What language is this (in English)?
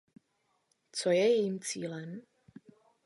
Czech